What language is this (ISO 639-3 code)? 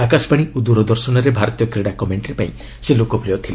ori